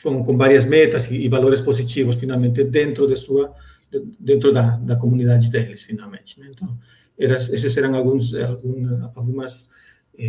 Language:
Portuguese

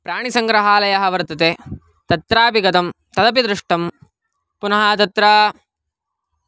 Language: Sanskrit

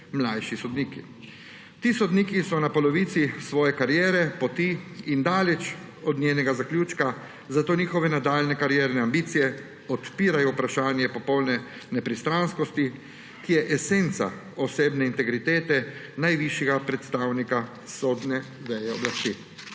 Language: Slovenian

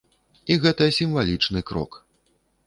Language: Belarusian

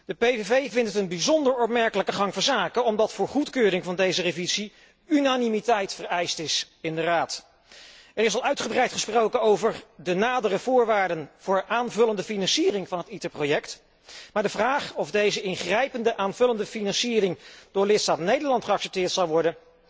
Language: Dutch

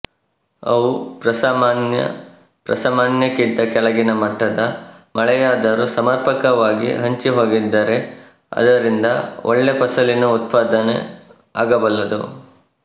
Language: Kannada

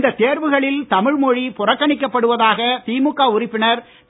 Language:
Tamil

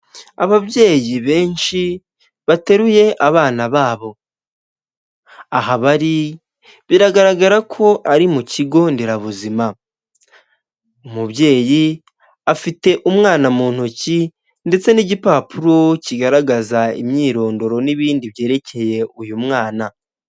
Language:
Kinyarwanda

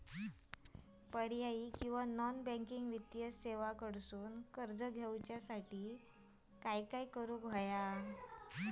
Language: Marathi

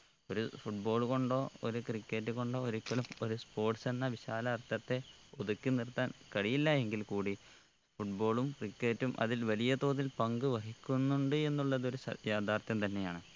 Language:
Malayalam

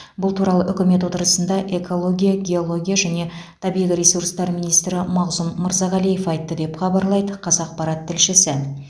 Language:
Kazakh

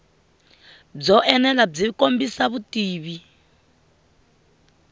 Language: Tsonga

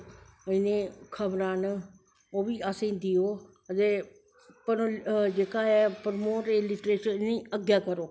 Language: Dogri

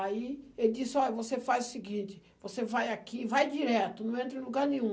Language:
Portuguese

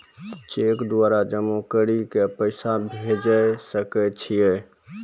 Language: Maithili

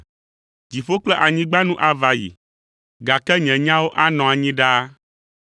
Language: Ewe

